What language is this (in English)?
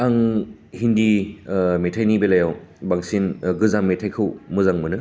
Bodo